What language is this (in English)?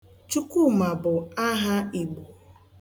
Igbo